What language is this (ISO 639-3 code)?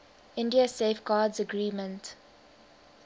eng